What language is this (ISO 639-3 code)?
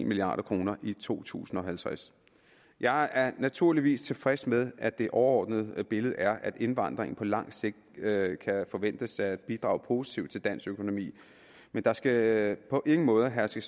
dan